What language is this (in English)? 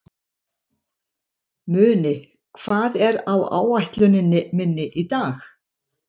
Icelandic